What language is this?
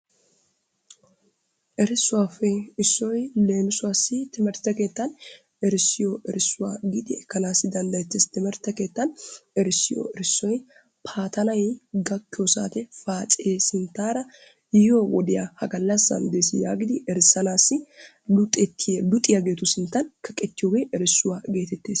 Wolaytta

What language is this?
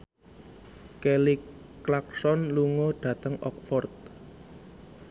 Javanese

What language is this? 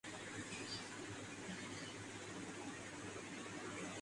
Urdu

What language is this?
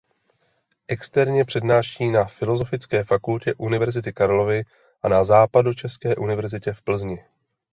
Czech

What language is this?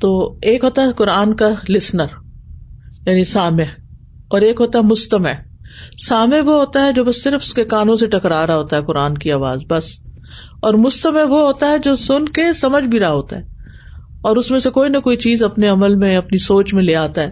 Urdu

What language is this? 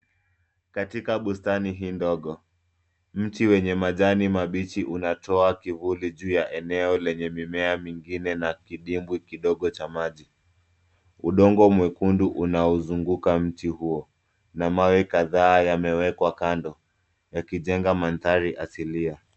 Swahili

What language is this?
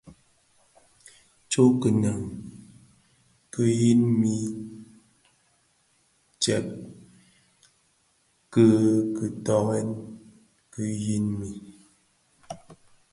Bafia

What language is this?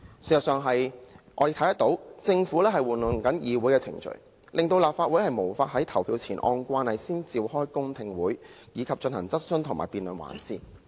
Cantonese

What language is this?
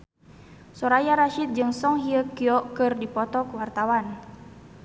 Sundanese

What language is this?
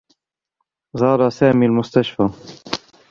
Arabic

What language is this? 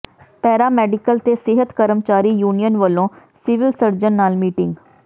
Punjabi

